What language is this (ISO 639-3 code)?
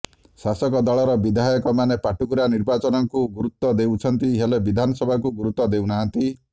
ori